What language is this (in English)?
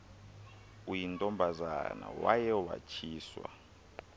Xhosa